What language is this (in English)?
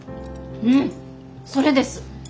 Japanese